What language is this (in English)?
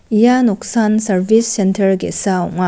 Garo